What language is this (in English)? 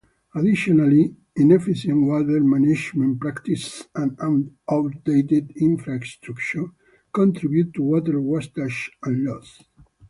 English